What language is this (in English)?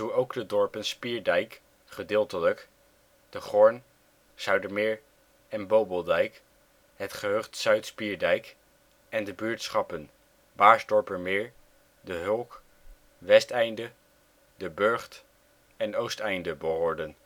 Dutch